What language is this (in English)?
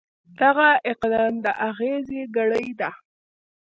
Pashto